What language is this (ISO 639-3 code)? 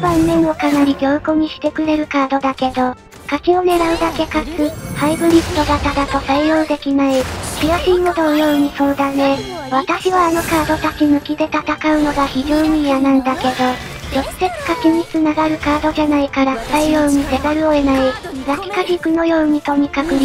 jpn